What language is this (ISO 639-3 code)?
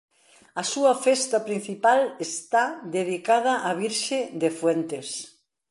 glg